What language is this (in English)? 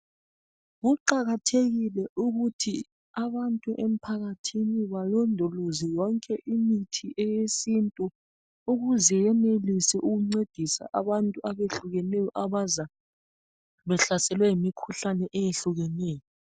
North Ndebele